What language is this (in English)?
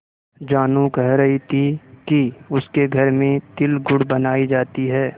Hindi